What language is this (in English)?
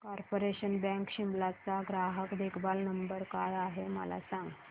Marathi